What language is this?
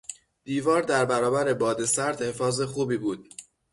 Persian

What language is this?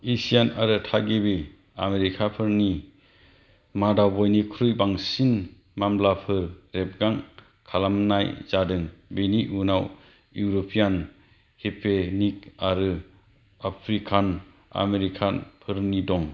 Bodo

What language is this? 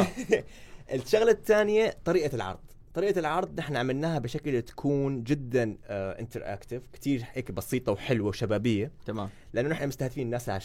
Arabic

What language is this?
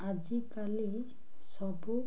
Odia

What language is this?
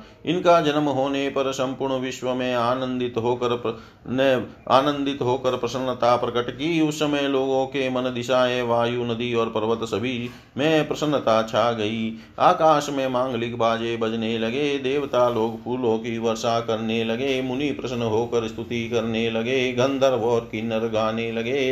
Hindi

